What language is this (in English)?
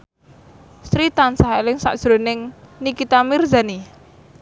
Javanese